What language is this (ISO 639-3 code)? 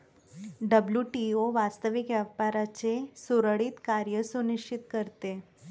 mar